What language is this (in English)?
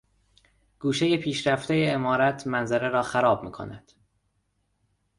Persian